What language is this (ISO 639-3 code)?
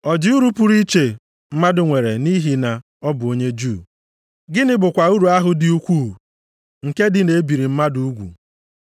ibo